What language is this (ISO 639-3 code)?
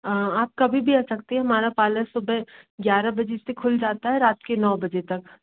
hin